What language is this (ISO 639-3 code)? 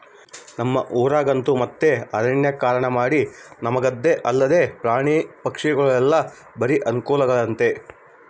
kan